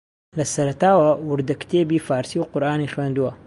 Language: Central Kurdish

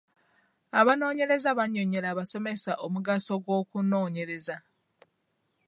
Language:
Ganda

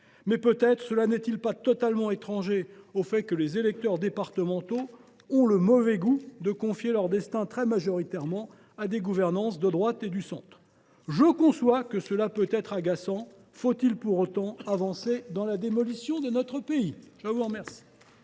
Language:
French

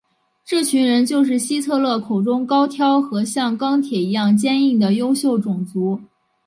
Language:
Chinese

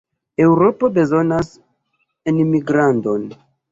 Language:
Esperanto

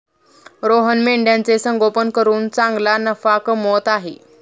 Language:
Marathi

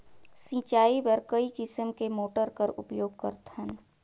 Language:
Chhattisgarhi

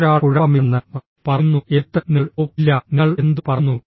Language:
Malayalam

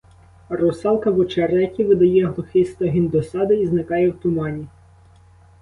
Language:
Ukrainian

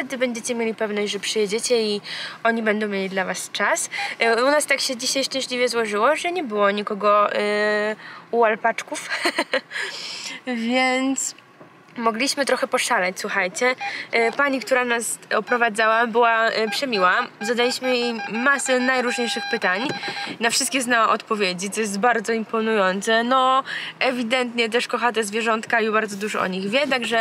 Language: Polish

